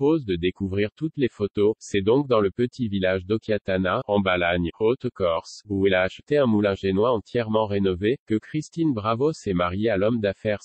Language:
French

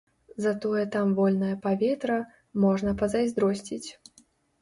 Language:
Belarusian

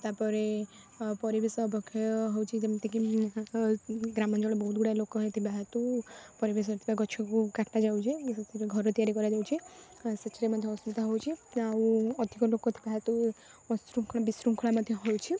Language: Odia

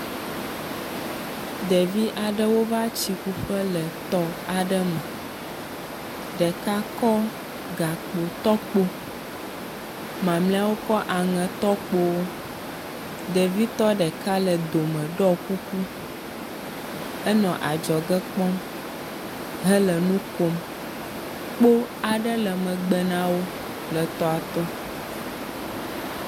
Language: Ewe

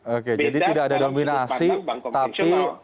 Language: Indonesian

